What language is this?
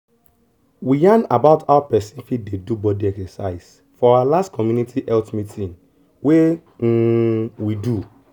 Nigerian Pidgin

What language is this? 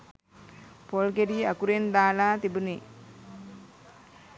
Sinhala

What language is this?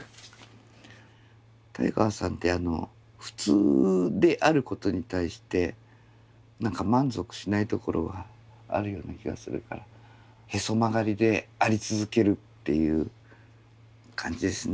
Japanese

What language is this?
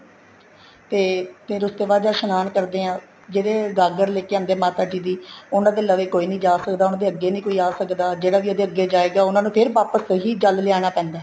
Punjabi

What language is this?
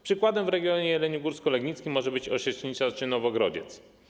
Polish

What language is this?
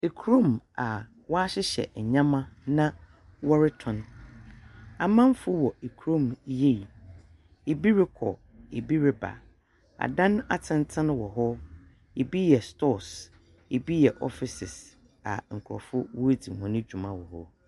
Akan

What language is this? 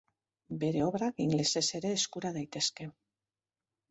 Basque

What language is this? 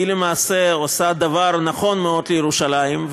Hebrew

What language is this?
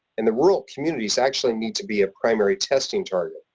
English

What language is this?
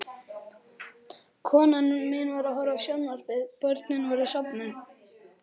Icelandic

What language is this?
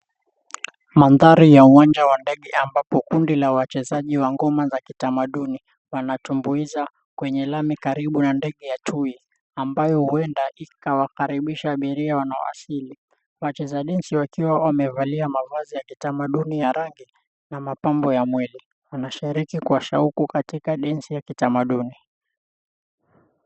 Swahili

